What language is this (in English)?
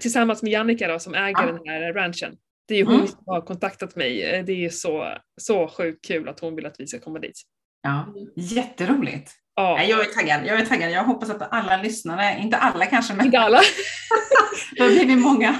Swedish